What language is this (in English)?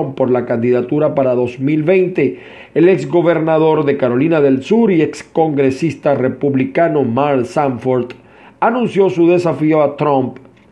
Spanish